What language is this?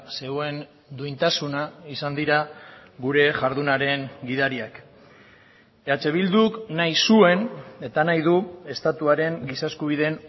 Basque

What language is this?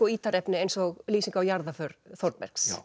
Icelandic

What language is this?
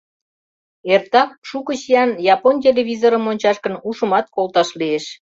Mari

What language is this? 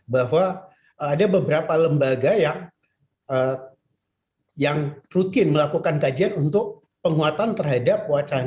Indonesian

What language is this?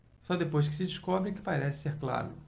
Portuguese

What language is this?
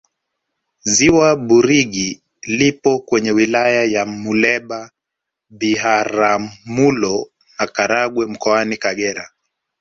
Swahili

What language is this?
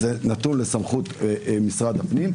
Hebrew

